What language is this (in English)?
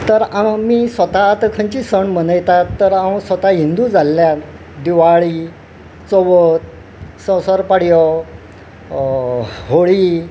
Konkani